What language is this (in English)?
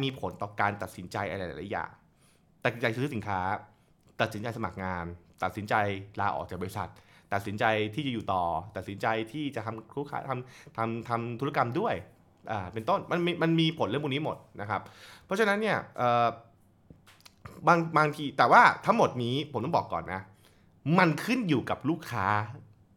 Thai